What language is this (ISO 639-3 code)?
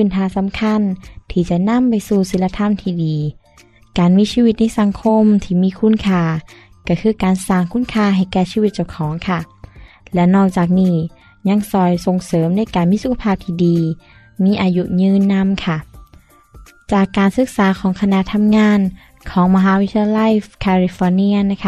tha